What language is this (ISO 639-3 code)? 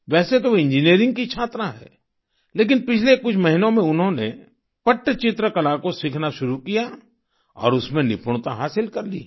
hin